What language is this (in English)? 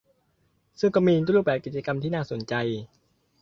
Thai